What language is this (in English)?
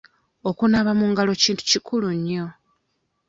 Ganda